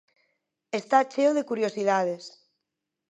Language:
Galician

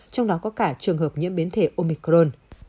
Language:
Vietnamese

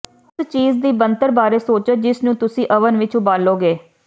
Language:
Punjabi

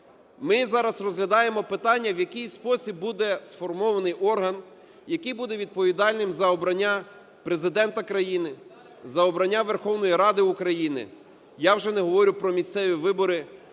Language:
Ukrainian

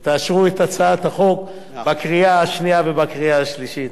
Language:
Hebrew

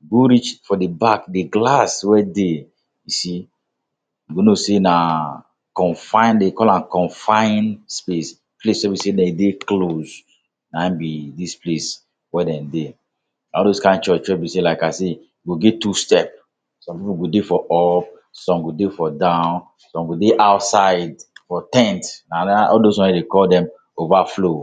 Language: Nigerian Pidgin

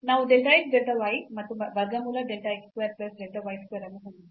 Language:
Kannada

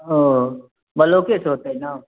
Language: Maithili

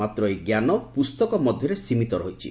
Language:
Odia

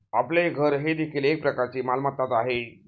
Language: Marathi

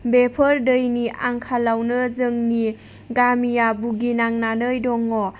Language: Bodo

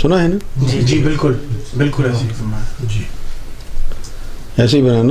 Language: Urdu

